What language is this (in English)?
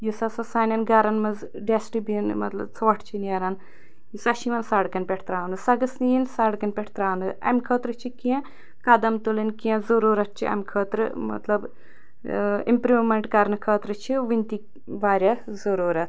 Kashmiri